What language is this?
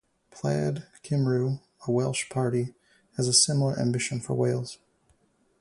English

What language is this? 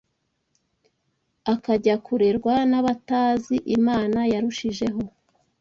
Kinyarwanda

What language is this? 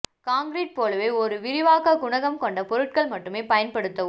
Tamil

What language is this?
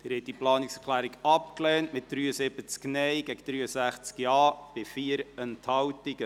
Swiss German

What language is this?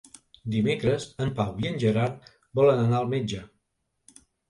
Catalan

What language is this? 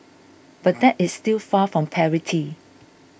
English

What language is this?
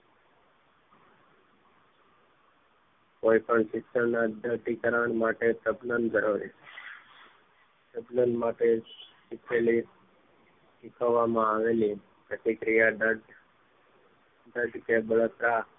Gujarati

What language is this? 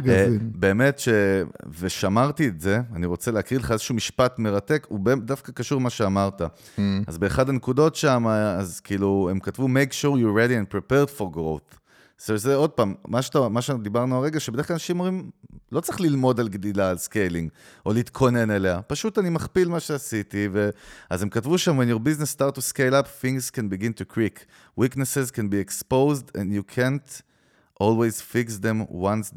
Hebrew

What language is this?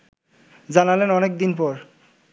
Bangla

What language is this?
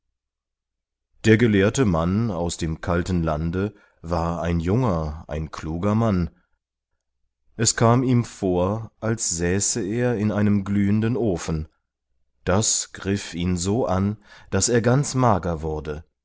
German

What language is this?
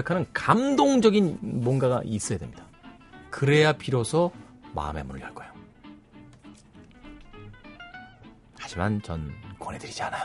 Korean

